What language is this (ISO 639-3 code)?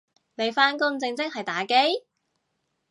yue